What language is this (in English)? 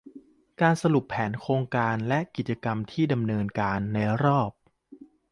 Thai